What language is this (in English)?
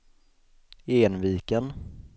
Swedish